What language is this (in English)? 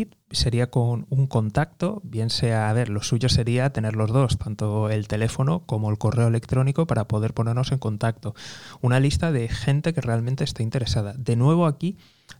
Spanish